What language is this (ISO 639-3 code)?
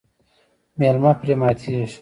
pus